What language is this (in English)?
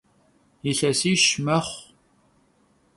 Kabardian